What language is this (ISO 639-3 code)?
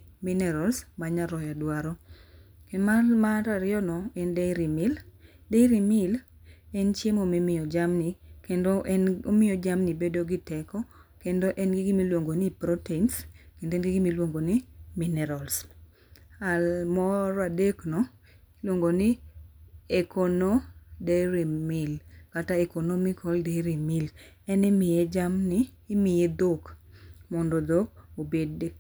luo